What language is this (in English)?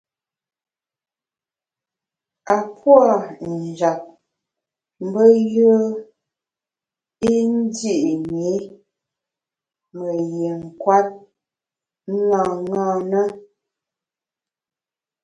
Bamun